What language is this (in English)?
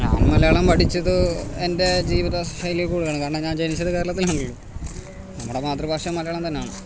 Malayalam